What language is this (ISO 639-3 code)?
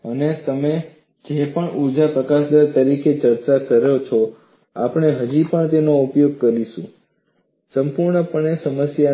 guj